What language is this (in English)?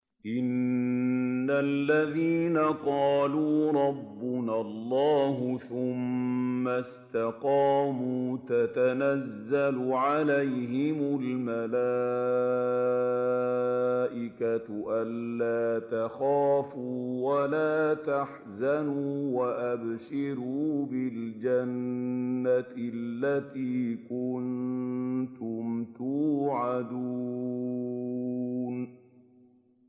Arabic